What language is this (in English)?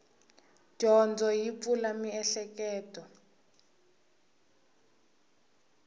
Tsonga